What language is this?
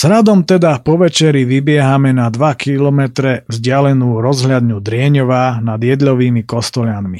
Slovak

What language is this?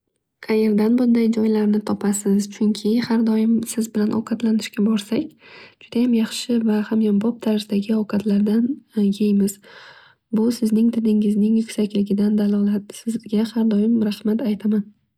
Uzbek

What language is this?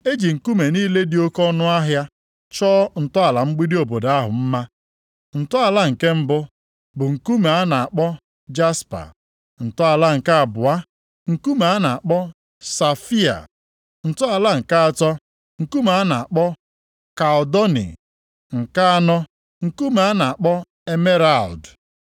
Igbo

